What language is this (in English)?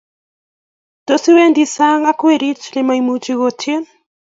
Kalenjin